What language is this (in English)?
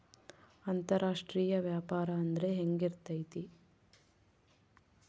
Kannada